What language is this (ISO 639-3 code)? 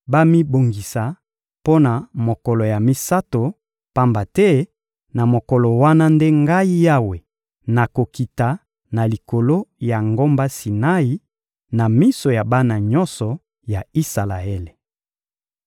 lin